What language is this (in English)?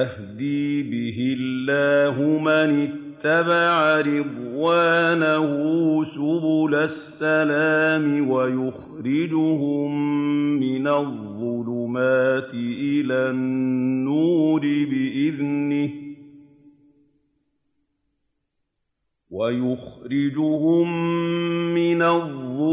Arabic